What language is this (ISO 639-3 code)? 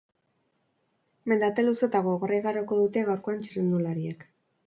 eus